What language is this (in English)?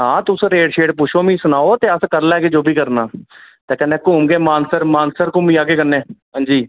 Dogri